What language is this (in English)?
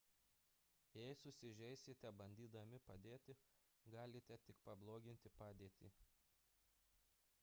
Lithuanian